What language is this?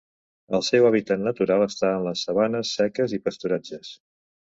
Catalan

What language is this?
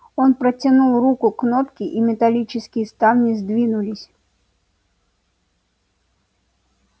Russian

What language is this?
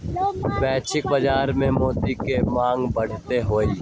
Magahi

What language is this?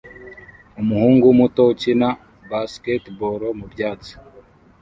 Kinyarwanda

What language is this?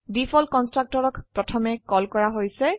Assamese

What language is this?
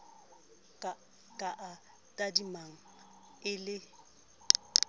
Southern Sotho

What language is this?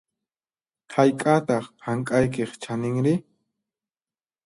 Puno Quechua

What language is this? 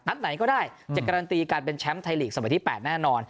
Thai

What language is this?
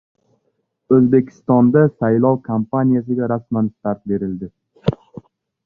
Uzbek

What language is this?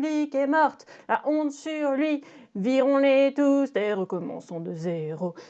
French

